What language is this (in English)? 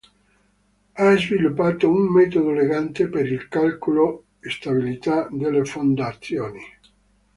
Italian